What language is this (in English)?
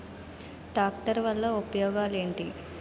Telugu